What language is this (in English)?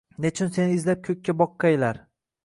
Uzbek